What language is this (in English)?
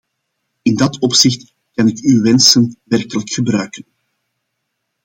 Dutch